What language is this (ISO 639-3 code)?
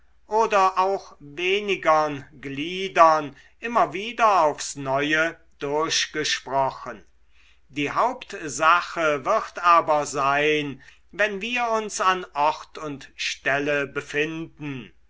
deu